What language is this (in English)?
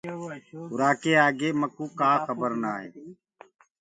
Gurgula